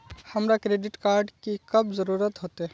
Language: Magahi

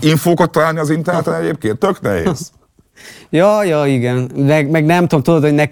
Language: Hungarian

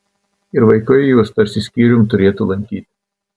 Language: Lithuanian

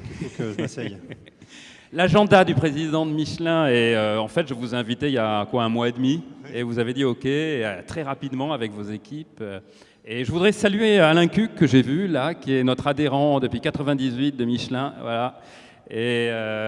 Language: French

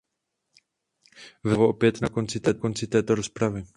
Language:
Czech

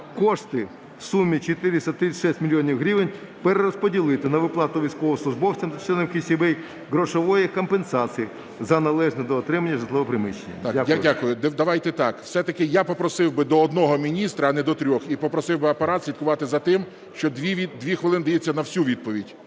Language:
Ukrainian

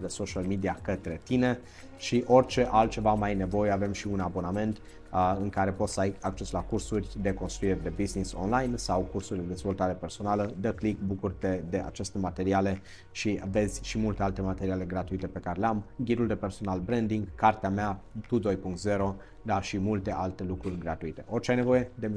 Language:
Romanian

